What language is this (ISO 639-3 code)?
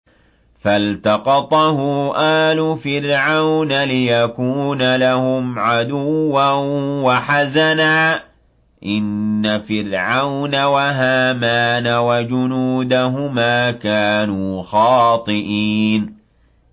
ara